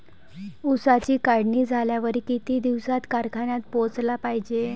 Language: Marathi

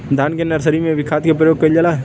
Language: Bhojpuri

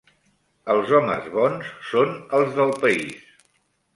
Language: Catalan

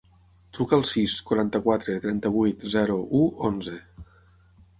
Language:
Catalan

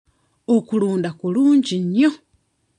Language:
Ganda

